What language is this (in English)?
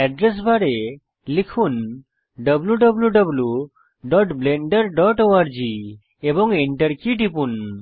Bangla